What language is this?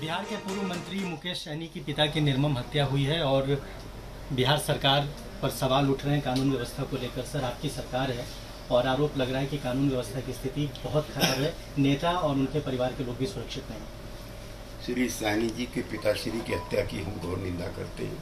Hindi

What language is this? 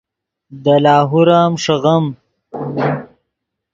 Yidgha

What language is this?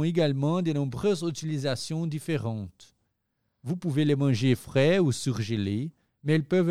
French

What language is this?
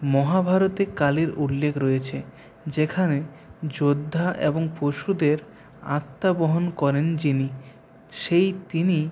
Bangla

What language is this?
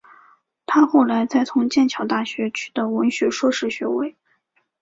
Chinese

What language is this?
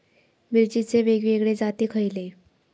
Marathi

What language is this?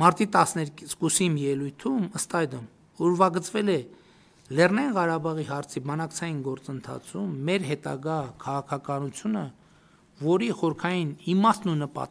Romanian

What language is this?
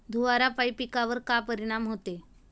Marathi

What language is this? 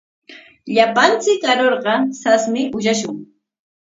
Corongo Ancash Quechua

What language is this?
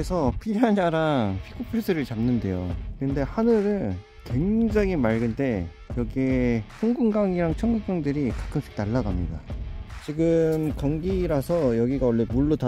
Korean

